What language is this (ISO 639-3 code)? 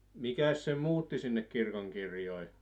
fin